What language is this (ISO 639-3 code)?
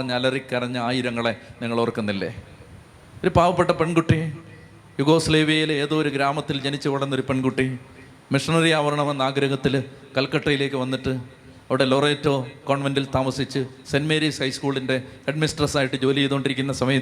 mal